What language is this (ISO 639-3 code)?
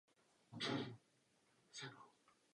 ces